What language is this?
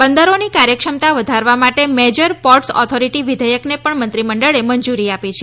Gujarati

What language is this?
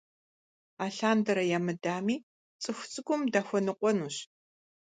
Kabardian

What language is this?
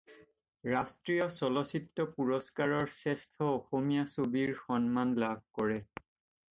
Assamese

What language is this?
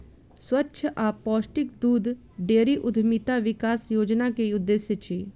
Maithili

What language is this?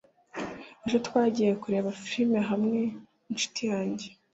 Kinyarwanda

